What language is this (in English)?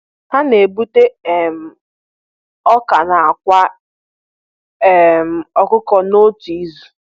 Igbo